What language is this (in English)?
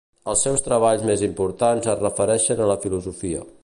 Catalan